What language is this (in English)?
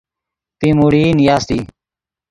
Yidgha